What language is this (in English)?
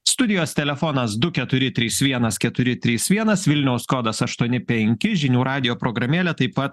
Lithuanian